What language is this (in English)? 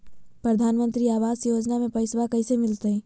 Magahi